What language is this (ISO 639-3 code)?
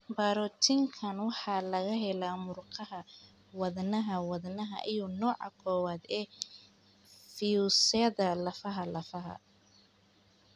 som